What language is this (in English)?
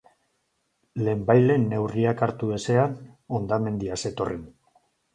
Basque